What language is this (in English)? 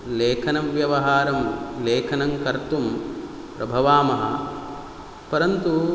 Sanskrit